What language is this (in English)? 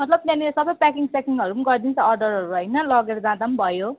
Nepali